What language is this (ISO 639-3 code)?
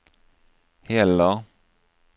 swe